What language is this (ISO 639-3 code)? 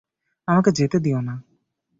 ben